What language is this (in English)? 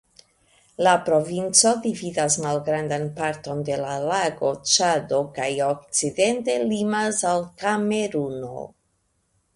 Esperanto